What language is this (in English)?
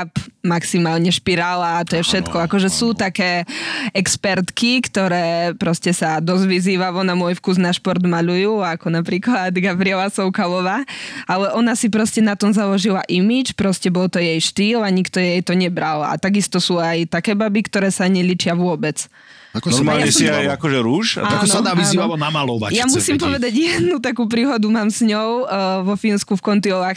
Slovak